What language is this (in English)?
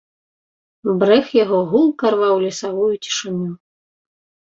Belarusian